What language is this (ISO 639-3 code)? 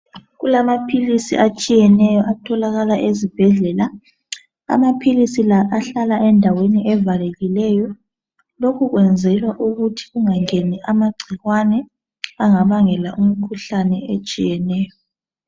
nde